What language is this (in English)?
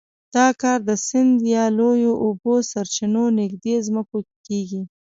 Pashto